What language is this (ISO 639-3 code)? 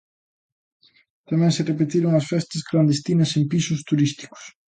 glg